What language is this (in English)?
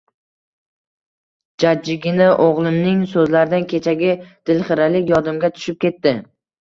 Uzbek